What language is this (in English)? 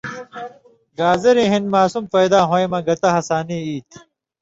Indus Kohistani